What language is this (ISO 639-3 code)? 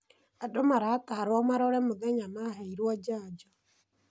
kik